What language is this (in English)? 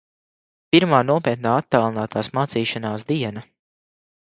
Latvian